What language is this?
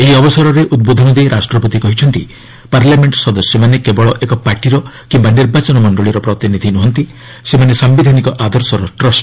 Odia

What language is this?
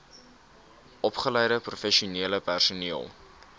Afrikaans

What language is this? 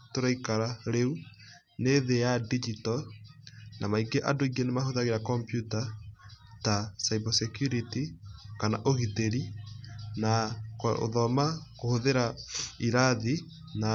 Kikuyu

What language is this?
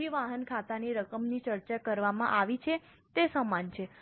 Gujarati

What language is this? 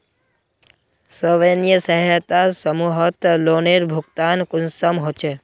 Magahi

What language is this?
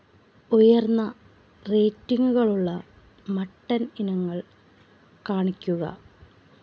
Malayalam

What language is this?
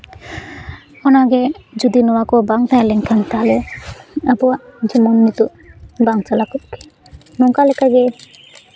Santali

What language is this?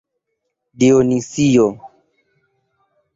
Esperanto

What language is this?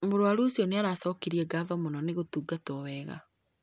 Kikuyu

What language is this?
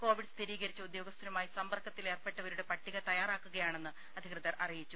Malayalam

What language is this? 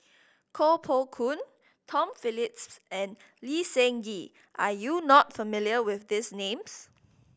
English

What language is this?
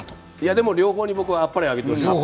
Japanese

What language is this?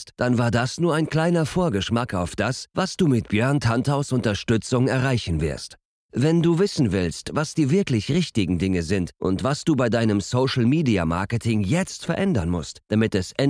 German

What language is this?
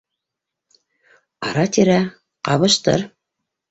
Bashkir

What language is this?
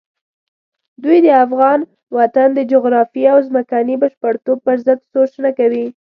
Pashto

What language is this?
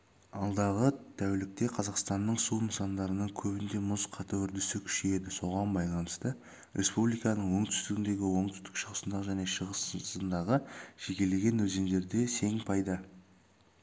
Kazakh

